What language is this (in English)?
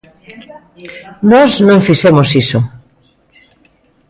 Galician